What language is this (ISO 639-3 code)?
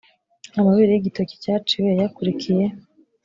kin